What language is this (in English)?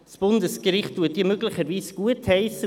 Swiss German